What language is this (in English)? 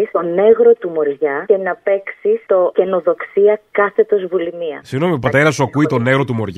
Greek